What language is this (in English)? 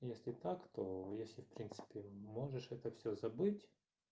Russian